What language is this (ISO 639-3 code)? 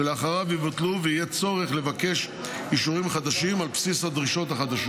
heb